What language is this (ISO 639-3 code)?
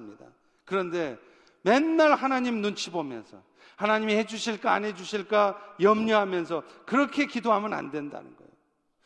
kor